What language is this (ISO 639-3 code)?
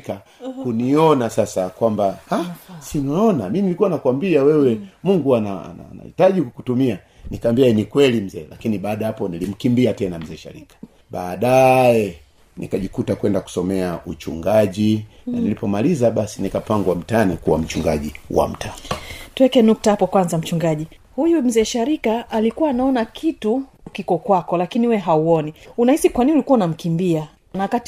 swa